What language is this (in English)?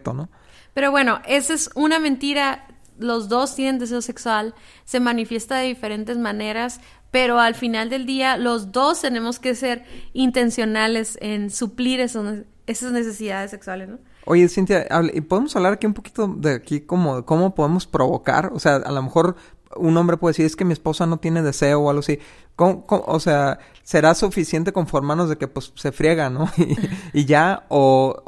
Spanish